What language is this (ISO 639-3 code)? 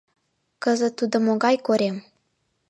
chm